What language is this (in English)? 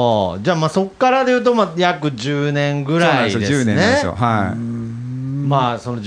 Japanese